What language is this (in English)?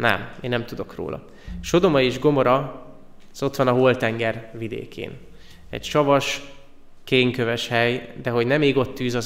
Hungarian